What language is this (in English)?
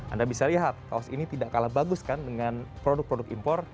Indonesian